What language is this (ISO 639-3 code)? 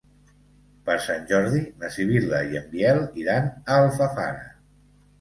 cat